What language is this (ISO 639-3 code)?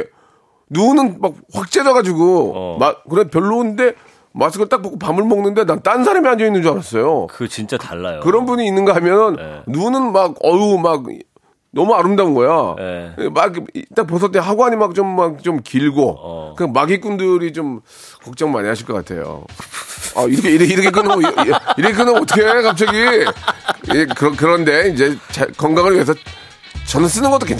kor